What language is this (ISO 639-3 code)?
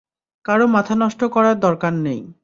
ben